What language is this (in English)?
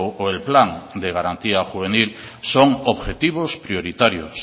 Spanish